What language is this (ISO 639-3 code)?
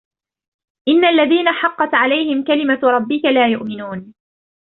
ara